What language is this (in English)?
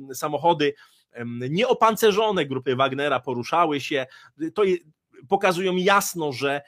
Polish